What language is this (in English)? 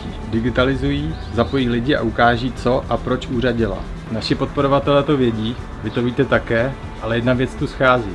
Czech